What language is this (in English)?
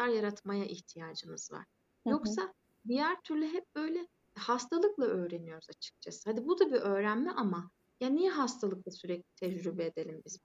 Turkish